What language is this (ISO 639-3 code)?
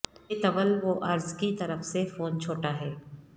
urd